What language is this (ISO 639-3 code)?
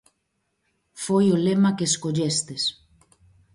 glg